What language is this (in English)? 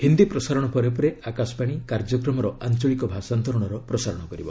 Odia